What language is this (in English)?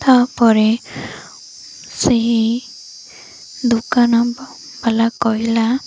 Odia